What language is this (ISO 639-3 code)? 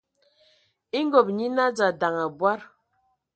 ewo